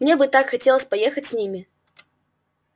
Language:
Russian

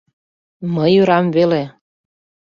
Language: Mari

